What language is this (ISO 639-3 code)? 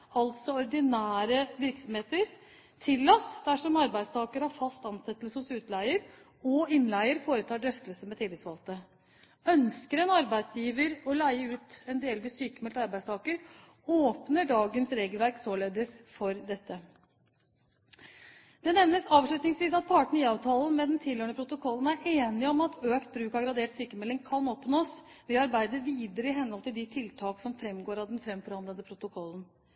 nob